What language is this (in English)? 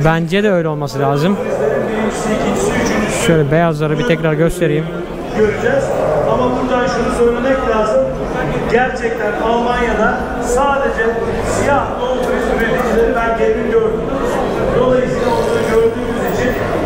Turkish